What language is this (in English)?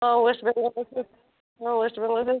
Odia